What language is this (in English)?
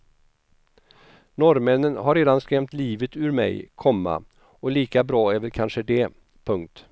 Swedish